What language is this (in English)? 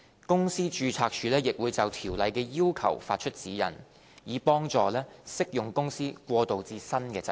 Cantonese